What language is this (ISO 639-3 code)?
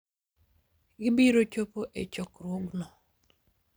luo